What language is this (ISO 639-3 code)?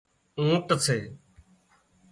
kxp